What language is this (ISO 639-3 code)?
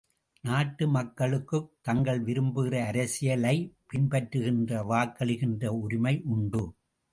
tam